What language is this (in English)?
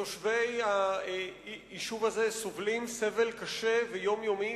Hebrew